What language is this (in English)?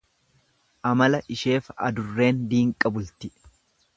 Oromo